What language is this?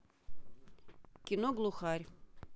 Russian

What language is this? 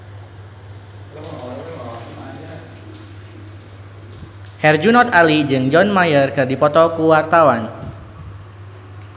Sundanese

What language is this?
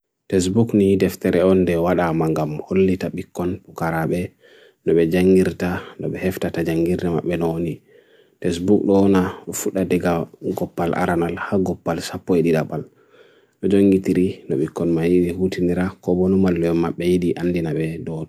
Bagirmi Fulfulde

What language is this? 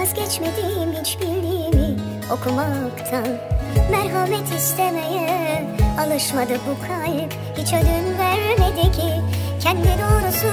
Turkish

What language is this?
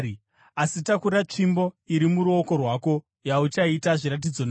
Shona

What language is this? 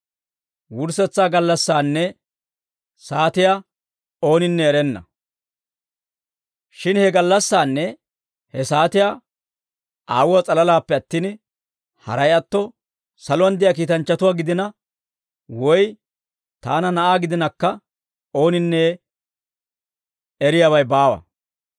Dawro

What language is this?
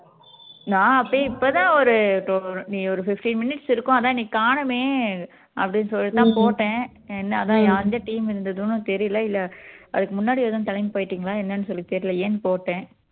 Tamil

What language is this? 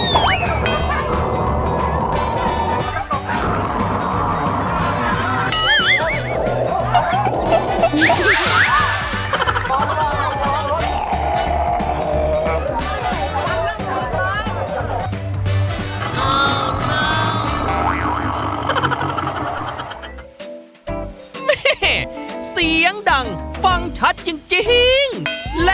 Thai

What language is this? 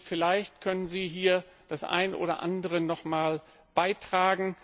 German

